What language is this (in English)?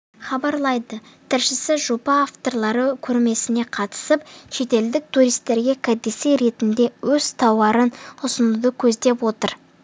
Kazakh